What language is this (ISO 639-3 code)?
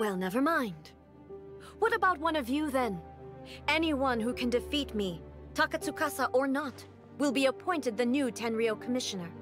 eng